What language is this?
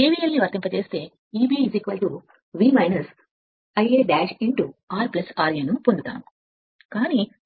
Telugu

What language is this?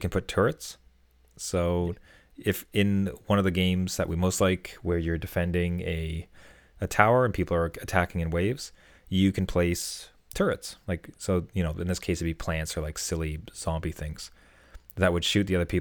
English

